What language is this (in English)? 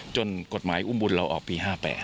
Thai